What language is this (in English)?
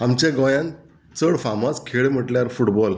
Konkani